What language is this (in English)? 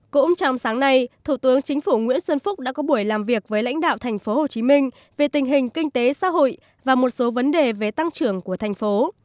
Vietnamese